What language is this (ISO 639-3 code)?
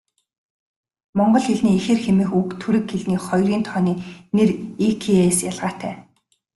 mon